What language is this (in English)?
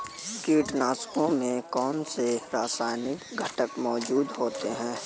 Hindi